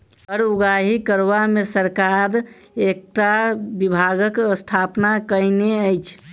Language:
Maithili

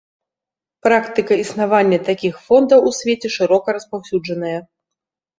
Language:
Belarusian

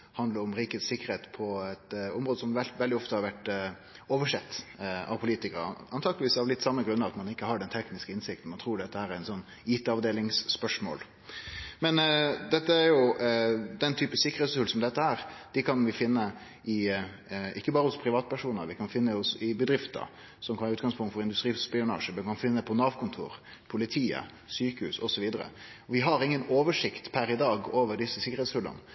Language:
Norwegian Nynorsk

